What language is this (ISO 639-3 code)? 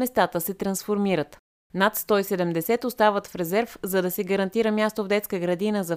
bul